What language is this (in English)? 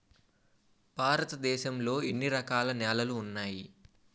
Telugu